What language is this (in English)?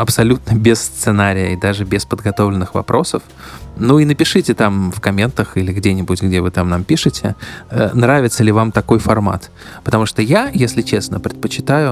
Russian